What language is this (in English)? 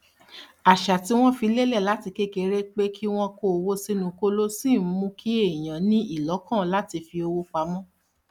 Yoruba